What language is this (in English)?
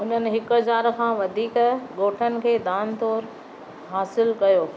Sindhi